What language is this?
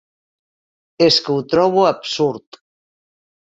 Catalan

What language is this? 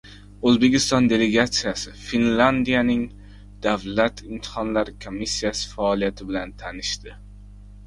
Uzbek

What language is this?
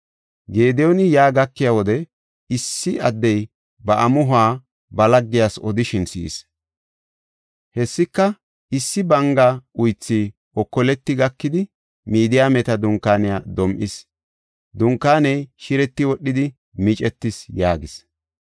Gofa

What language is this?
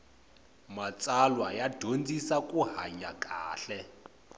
Tsonga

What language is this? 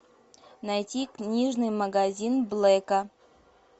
Russian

